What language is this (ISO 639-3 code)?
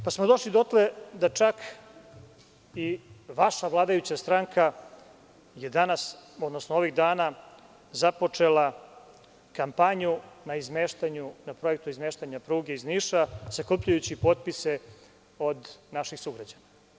srp